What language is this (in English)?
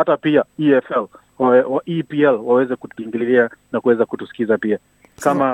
Swahili